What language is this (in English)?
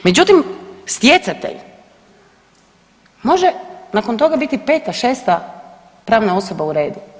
Croatian